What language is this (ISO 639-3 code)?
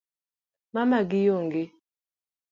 luo